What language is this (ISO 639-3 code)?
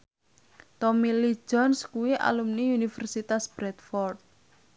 jav